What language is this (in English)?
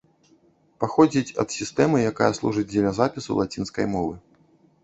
Belarusian